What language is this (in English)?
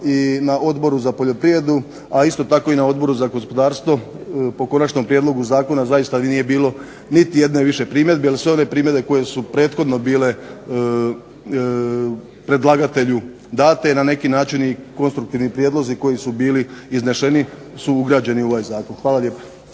Croatian